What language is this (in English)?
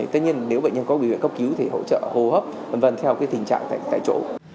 Vietnamese